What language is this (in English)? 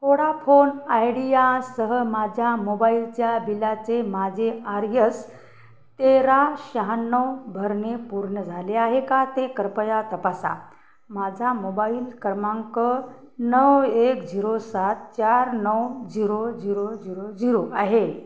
Marathi